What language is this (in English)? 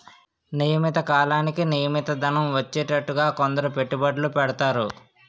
Telugu